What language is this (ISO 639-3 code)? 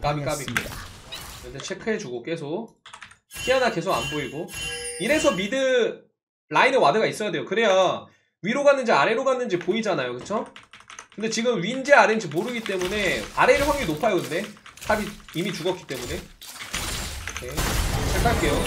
kor